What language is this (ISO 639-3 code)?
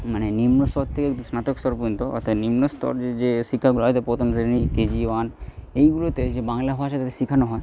ben